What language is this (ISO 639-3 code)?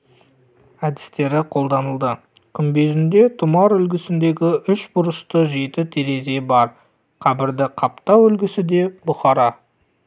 kaz